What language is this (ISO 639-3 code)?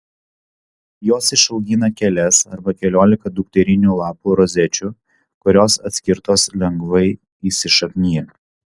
lit